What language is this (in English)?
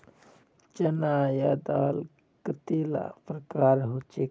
Magahi